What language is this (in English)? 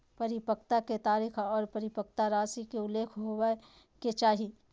Magahi